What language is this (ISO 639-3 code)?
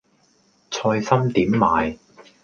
yue